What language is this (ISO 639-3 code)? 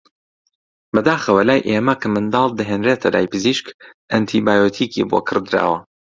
ckb